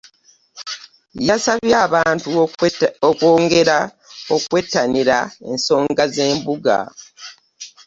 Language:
Ganda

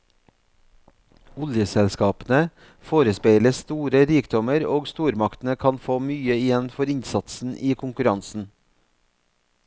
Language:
Norwegian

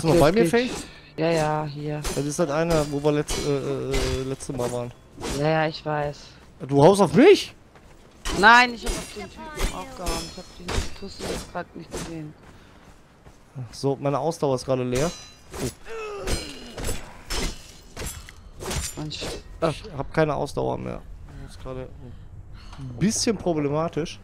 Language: German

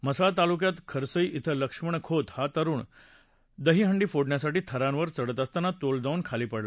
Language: Marathi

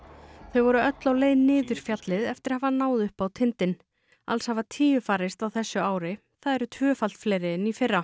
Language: Icelandic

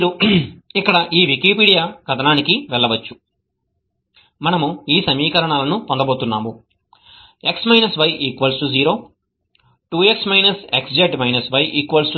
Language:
Telugu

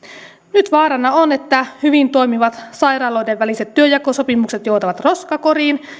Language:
Finnish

